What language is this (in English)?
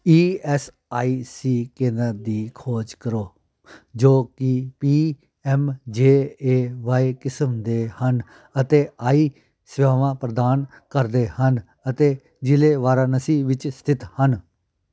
Punjabi